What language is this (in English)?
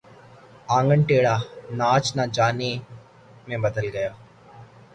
Urdu